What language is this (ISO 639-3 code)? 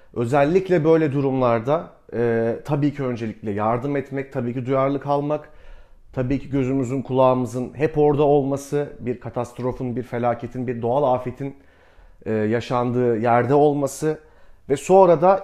tur